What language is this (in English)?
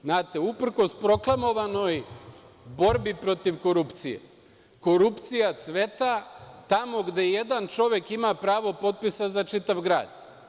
Serbian